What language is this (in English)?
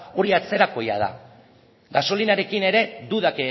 Basque